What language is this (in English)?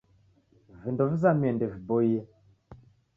Taita